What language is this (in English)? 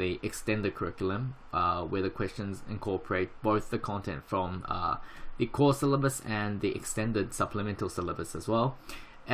English